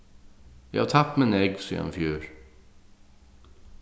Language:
Faroese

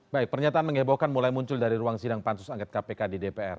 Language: Indonesian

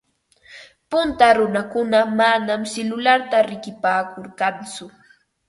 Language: Ambo-Pasco Quechua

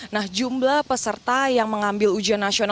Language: Indonesian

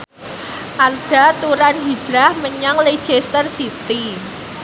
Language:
Javanese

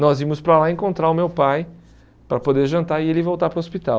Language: Portuguese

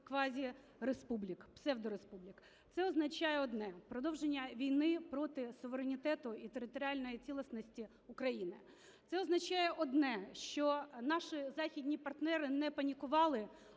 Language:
Ukrainian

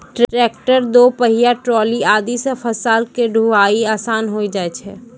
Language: Maithili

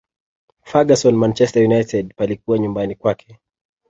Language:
Swahili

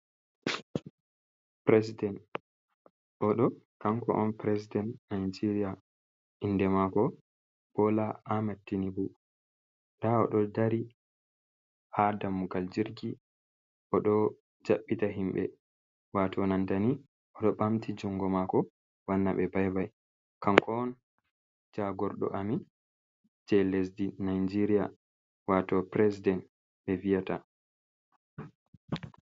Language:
Fula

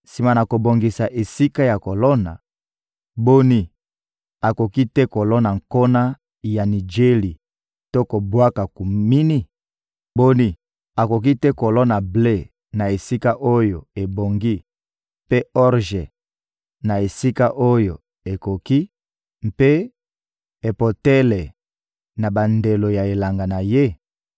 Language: Lingala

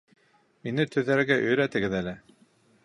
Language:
Bashkir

